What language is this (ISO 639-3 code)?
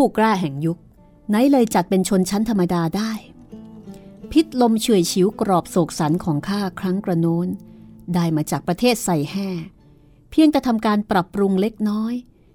tha